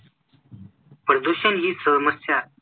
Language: Marathi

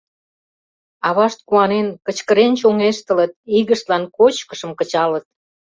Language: Mari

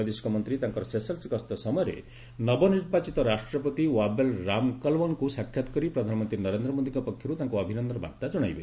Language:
Odia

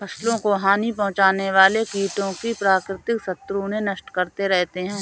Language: Hindi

